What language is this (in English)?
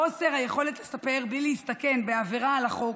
Hebrew